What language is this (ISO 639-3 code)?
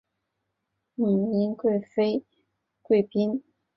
zho